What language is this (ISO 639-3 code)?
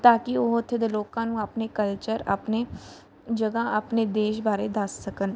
pan